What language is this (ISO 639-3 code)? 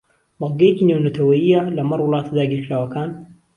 ckb